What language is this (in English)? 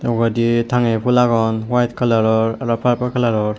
Chakma